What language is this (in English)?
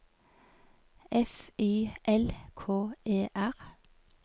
Norwegian